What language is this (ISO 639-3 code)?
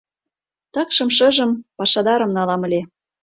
chm